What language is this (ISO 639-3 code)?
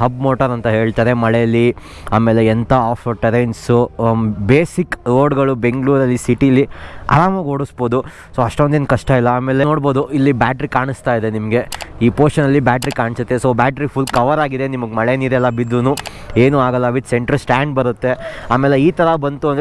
kan